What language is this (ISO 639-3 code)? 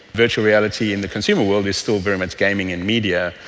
eng